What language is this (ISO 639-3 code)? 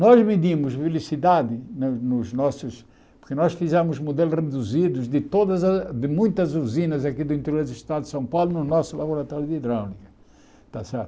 por